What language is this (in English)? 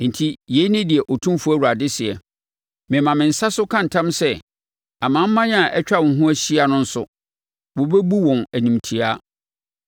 Akan